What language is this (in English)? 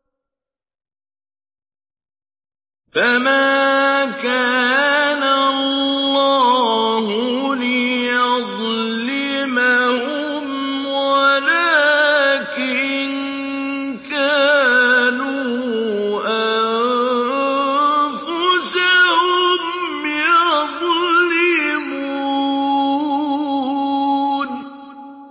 Arabic